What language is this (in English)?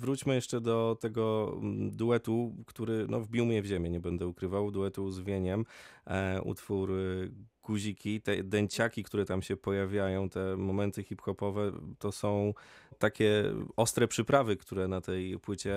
Polish